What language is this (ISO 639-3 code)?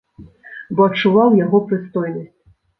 bel